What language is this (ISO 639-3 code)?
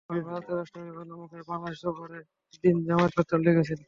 ben